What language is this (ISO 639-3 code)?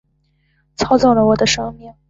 zho